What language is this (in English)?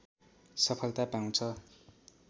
Nepali